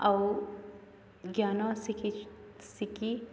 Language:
Odia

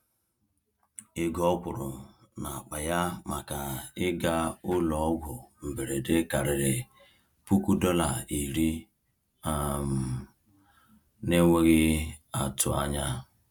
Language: Igbo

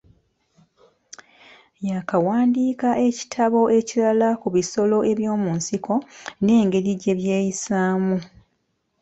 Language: Ganda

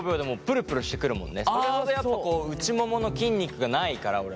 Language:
Japanese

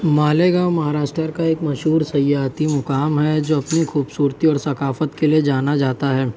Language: Urdu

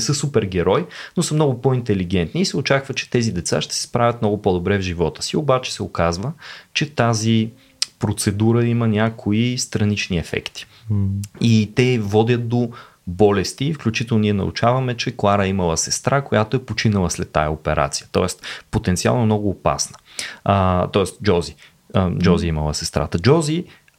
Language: Bulgarian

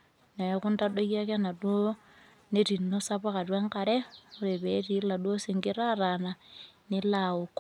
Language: Masai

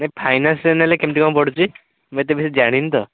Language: Odia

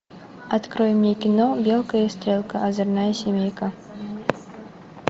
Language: Russian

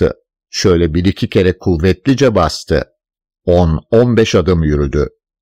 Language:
Turkish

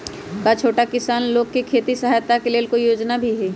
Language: Magahi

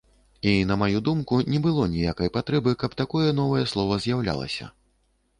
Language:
Belarusian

